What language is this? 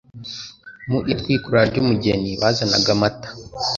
Kinyarwanda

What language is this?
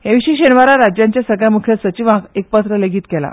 Konkani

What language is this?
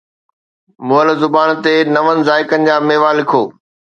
Sindhi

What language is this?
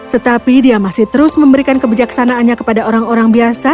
Indonesian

